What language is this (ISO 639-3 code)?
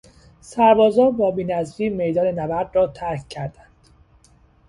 fas